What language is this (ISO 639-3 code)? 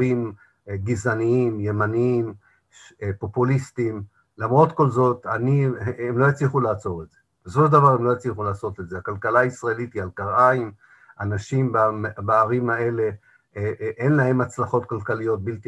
heb